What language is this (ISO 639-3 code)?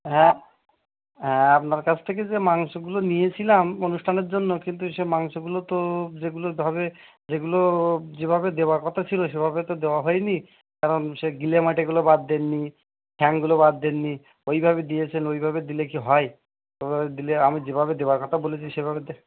ben